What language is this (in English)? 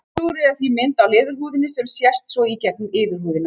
Icelandic